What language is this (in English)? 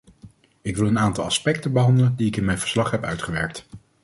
Dutch